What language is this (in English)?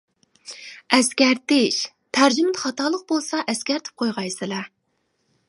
Uyghur